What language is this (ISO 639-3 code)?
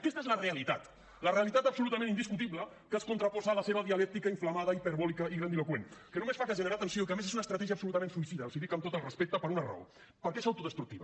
cat